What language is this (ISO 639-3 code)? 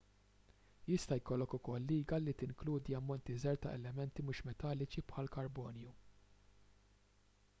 mlt